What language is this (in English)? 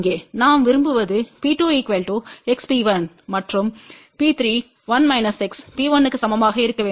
Tamil